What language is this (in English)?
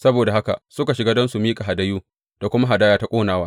Hausa